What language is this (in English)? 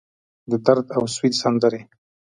Pashto